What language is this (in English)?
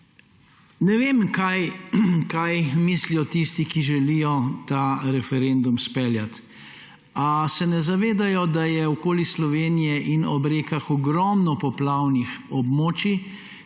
Slovenian